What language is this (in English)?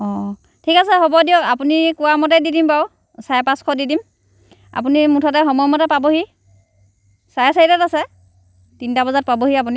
Assamese